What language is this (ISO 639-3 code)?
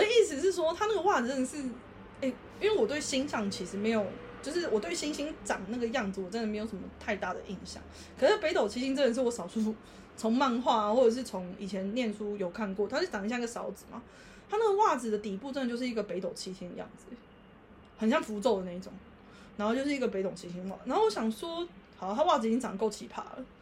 zho